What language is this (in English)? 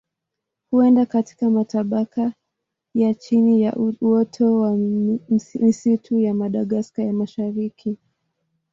Swahili